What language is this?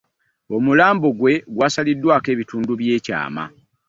Ganda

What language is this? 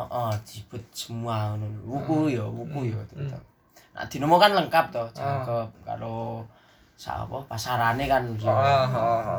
Indonesian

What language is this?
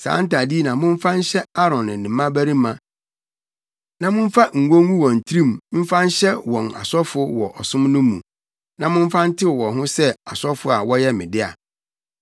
Akan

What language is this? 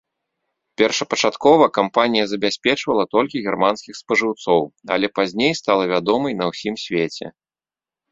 Belarusian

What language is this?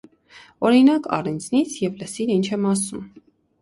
Armenian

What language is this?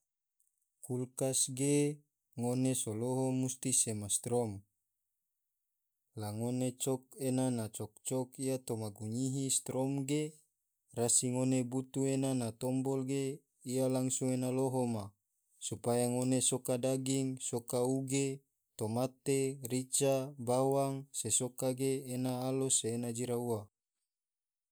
Tidore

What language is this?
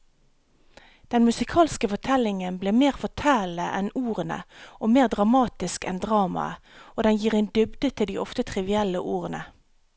Norwegian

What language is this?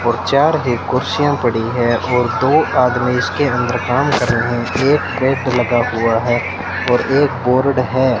Hindi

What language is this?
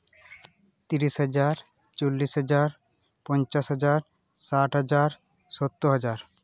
Santali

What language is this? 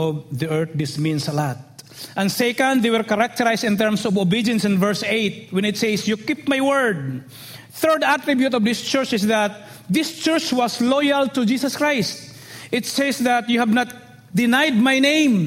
English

